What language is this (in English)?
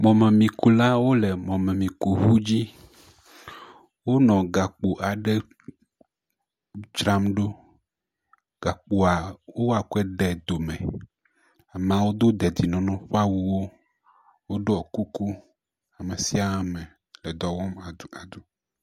Ewe